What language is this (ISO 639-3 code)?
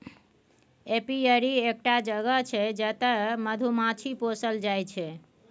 mai